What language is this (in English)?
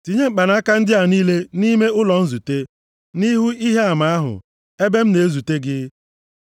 Igbo